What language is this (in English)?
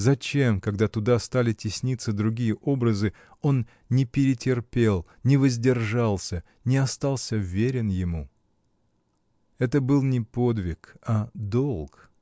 Russian